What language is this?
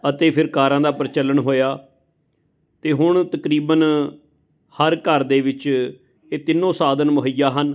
Punjabi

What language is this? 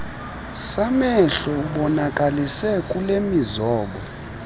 Xhosa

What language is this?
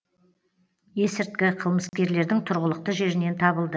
Kazakh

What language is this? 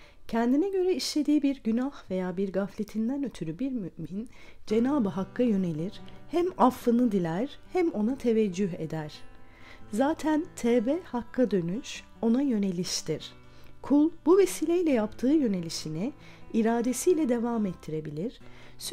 Turkish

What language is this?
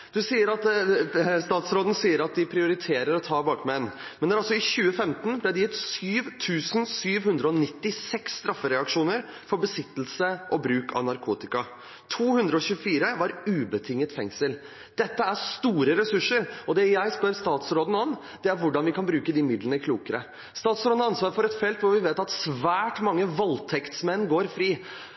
Norwegian Bokmål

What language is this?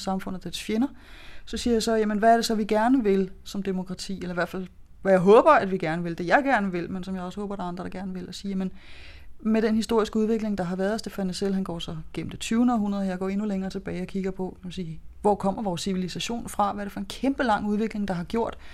Danish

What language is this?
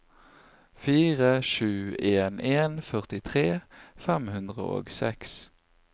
Norwegian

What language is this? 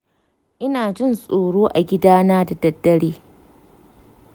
Hausa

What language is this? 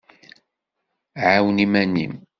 Kabyle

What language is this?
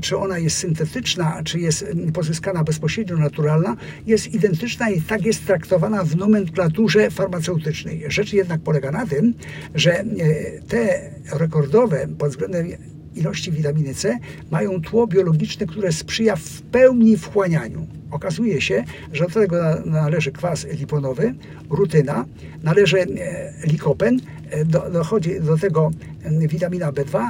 Polish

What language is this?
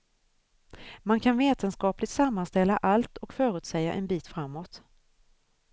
Swedish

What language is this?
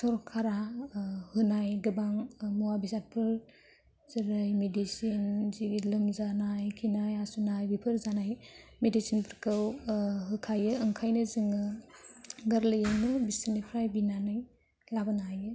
Bodo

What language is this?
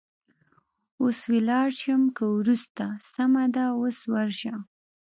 Pashto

